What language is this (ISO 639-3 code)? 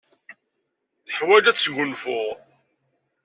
kab